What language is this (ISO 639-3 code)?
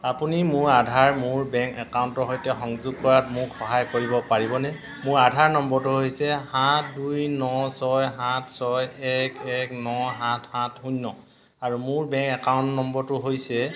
asm